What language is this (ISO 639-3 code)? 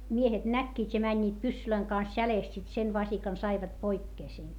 fin